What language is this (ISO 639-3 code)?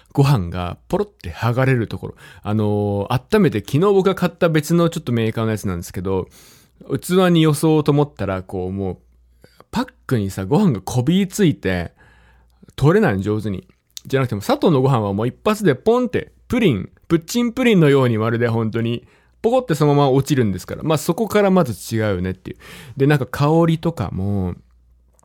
jpn